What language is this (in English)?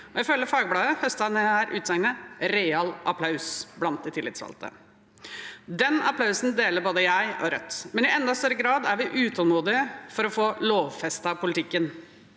Norwegian